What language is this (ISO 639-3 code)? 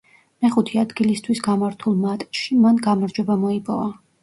kat